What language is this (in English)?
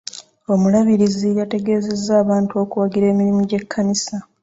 Ganda